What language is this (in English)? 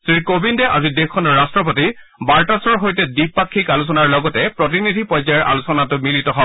Assamese